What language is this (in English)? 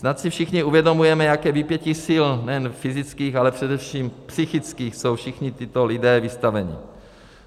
Czech